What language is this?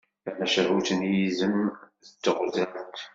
Kabyle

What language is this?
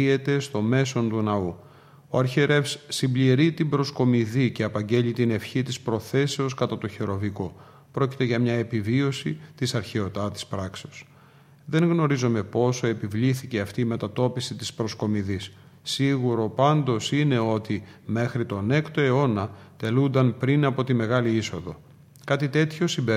Greek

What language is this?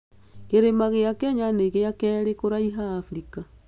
Kikuyu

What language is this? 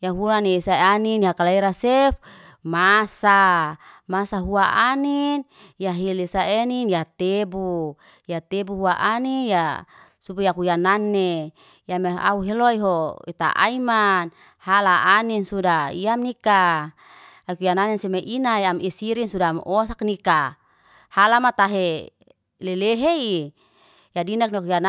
Liana-Seti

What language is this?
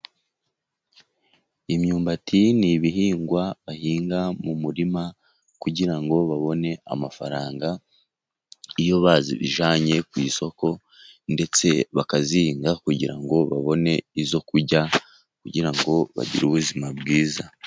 Kinyarwanda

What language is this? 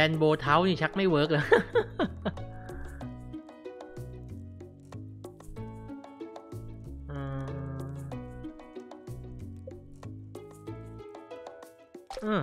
Thai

